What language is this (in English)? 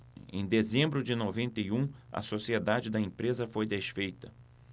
Portuguese